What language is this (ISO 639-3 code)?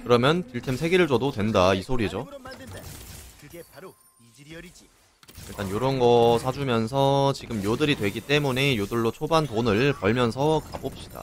kor